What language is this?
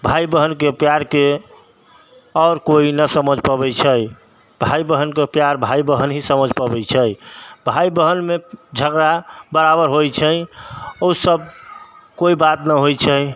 Maithili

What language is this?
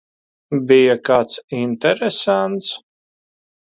Latvian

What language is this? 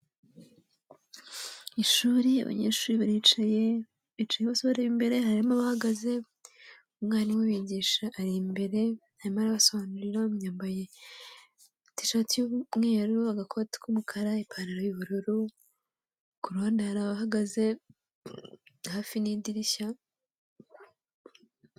Kinyarwanda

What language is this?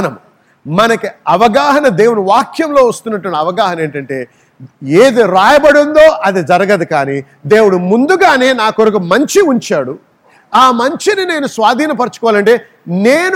Telugu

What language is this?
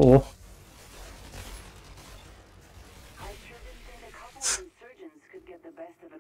German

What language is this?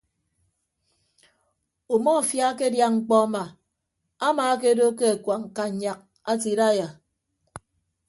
Ibibio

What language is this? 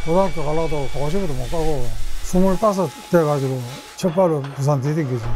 Korean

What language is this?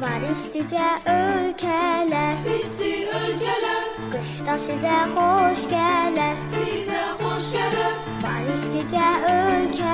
Polish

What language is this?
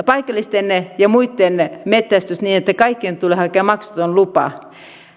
Finnish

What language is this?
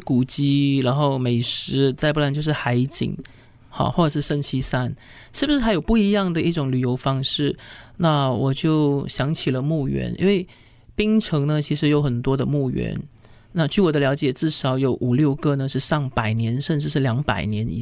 Chinese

